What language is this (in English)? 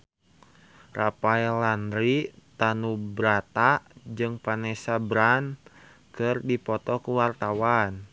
Sundanese